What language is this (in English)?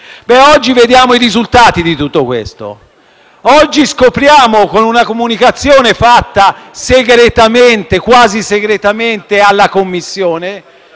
Italian